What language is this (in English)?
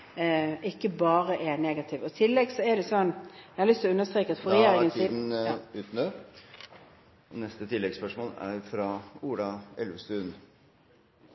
Norwegian